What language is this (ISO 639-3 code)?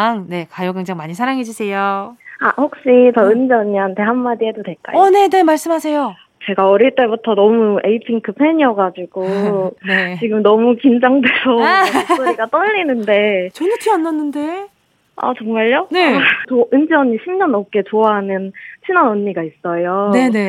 kor